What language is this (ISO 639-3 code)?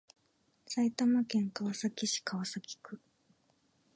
jpn